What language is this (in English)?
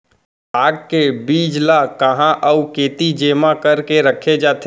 Chhattisgarhi